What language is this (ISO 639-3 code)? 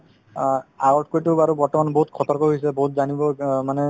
asm